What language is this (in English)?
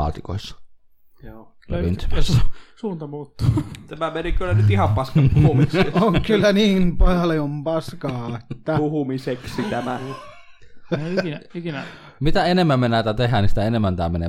Finnish